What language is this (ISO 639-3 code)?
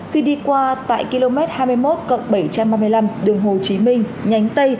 vie